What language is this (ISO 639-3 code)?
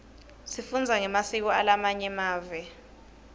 ssw